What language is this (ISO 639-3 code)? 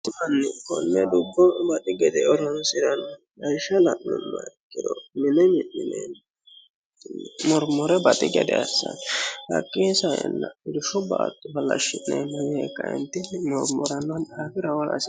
sid